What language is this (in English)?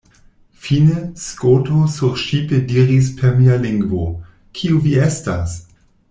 Esperanto